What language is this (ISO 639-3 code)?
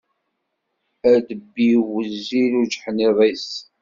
kab